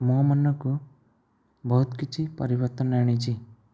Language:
Odia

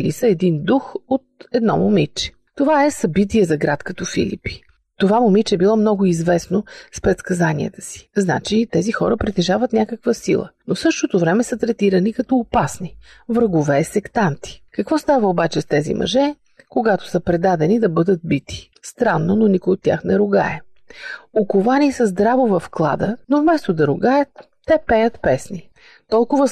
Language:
Bulgarian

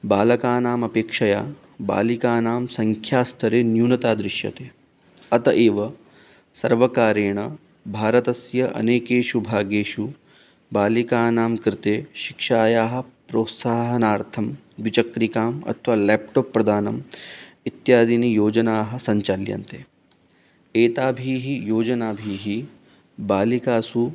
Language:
Sanskrit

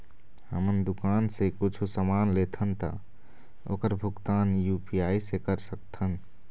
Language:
Chhattisgarhi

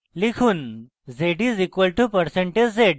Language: Bangla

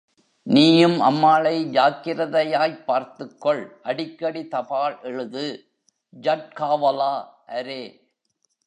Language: Tamil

